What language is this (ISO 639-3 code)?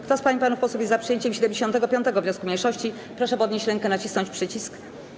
pol